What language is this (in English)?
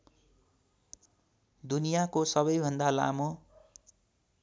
Nepali